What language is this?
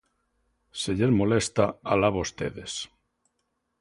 Galician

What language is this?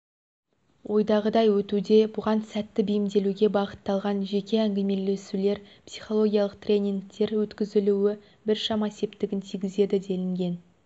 Kazakh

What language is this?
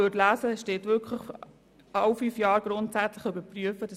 Swiss German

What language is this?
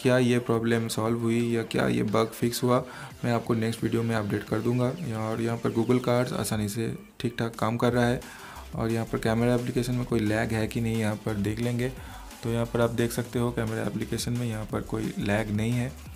Hindi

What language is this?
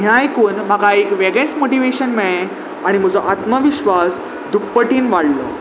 Konkani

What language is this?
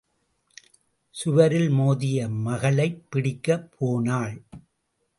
Tamil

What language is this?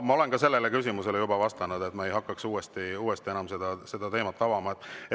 Estonian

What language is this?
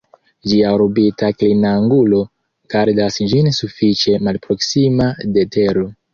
Esperanto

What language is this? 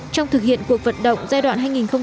Vietnamese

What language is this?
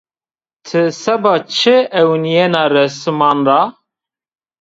Zaza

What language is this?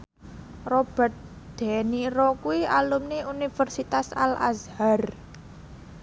Javanese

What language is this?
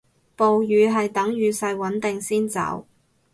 Cantonese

